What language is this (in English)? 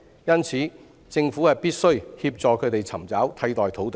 Cantonese